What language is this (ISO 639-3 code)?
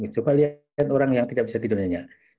ind